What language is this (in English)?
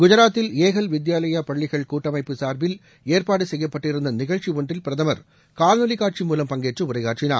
Tamil